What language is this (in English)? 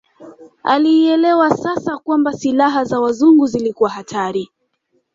Swahili